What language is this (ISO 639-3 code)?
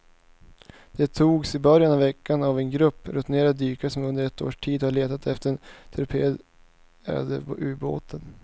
swe